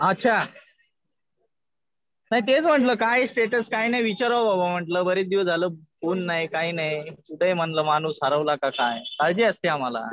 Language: Marathi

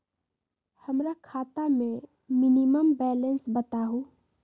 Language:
Magahi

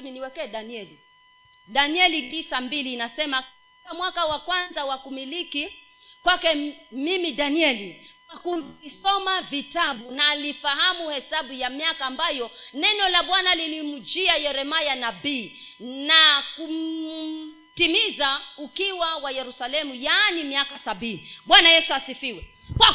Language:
Swahili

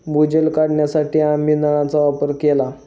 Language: Marathi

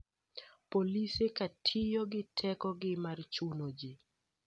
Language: Luo (Kenya and Tanzania)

